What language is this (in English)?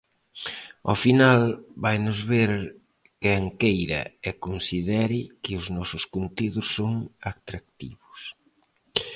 Galician